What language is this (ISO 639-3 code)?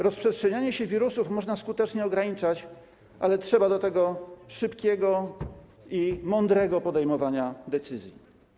pol